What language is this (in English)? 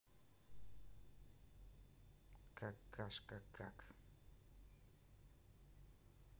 Russian